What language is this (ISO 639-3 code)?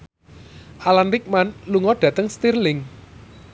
jav